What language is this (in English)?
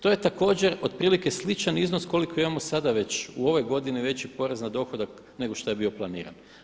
Croatian